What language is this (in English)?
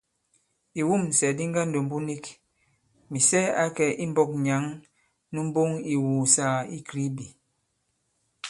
Bankon